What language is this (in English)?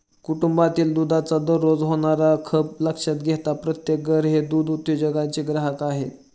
Marathi